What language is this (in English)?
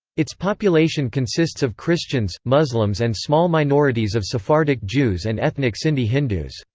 English